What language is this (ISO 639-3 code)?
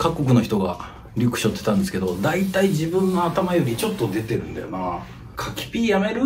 jpn